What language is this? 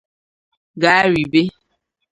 Igbo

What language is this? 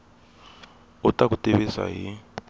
Tsonga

